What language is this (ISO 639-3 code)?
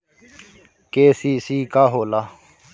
bho